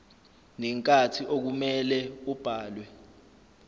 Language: Zulu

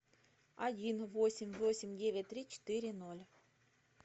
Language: Russian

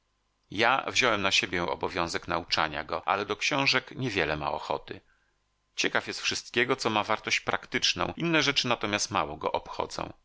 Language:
Polish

